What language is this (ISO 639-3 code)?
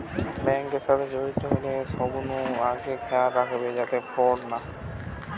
ben